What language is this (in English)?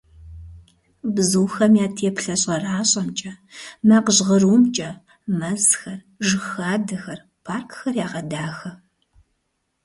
Kabardian